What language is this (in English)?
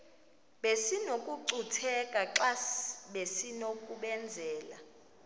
Xhosa